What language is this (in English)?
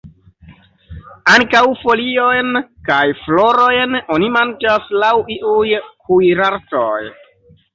Esperanto